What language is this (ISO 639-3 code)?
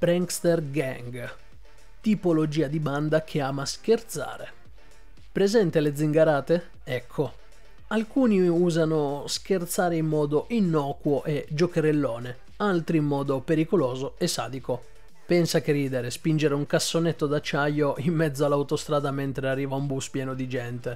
ita